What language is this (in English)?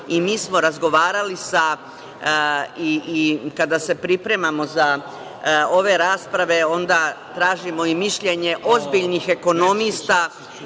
Serbian